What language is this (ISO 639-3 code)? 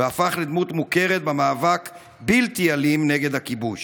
heb